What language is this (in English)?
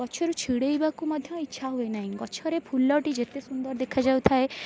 Odia